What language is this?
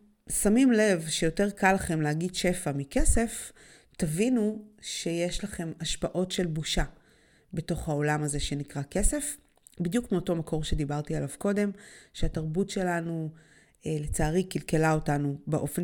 Hebrew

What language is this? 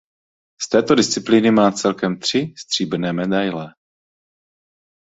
Czech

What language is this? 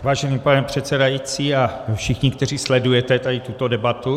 Czech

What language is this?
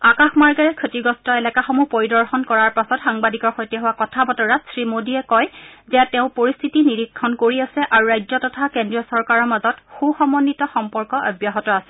Assamese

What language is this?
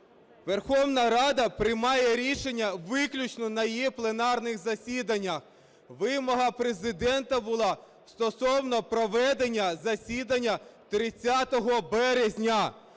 Ukrainian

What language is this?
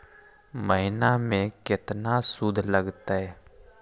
Magahi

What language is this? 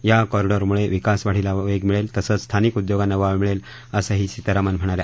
Marathi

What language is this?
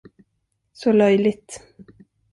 Swedish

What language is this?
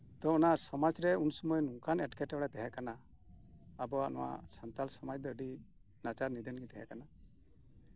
Santali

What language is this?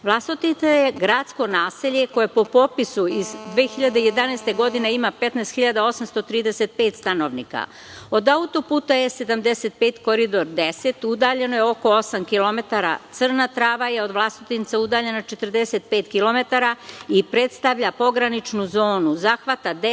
Serbian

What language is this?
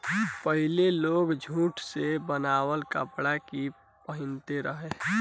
Bhojpuri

